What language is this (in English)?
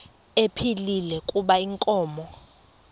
Xhosa